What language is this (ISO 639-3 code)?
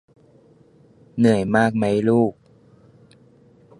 tha